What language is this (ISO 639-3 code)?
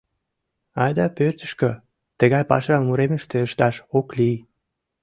chm